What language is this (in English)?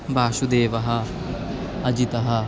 Sanskrit